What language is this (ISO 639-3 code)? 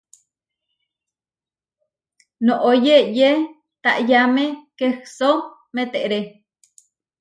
var